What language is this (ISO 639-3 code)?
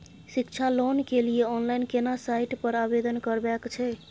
mai